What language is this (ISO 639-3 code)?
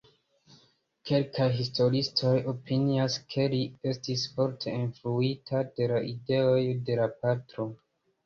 epo